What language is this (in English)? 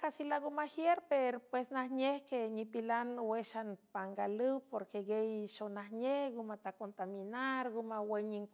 San Francisco Del Mar Huave